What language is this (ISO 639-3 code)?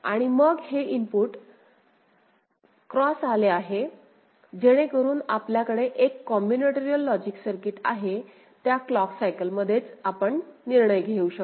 mar